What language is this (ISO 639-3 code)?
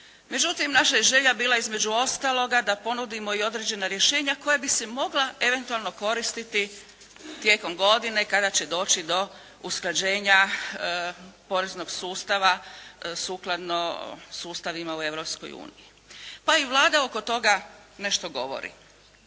hrv